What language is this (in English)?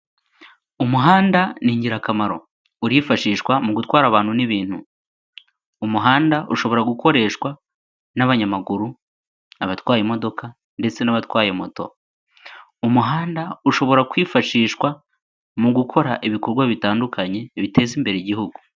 Kinyarwanda